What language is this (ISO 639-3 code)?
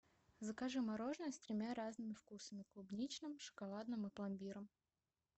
rus